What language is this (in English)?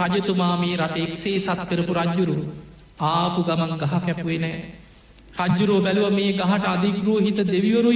Indonesian